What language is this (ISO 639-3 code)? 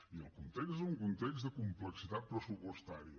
cat